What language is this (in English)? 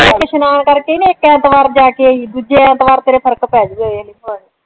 Punjabi